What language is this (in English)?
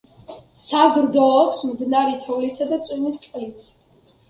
Georgian